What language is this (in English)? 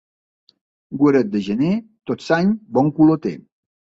Catalan